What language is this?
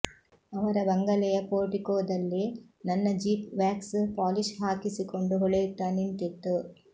Kannada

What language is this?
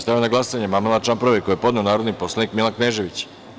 Serbian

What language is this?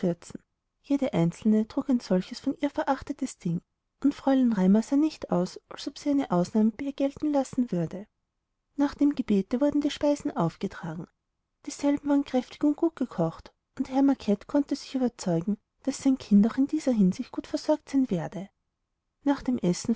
German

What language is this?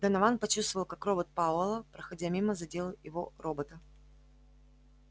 Russian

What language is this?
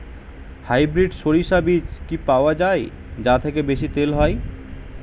Bangla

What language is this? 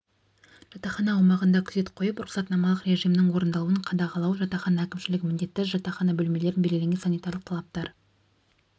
Kazakh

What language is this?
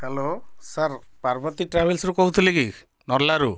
Odia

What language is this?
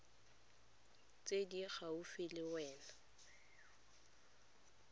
Tswana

